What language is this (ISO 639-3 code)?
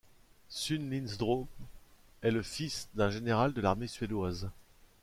fra